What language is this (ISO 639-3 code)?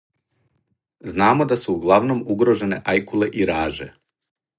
srp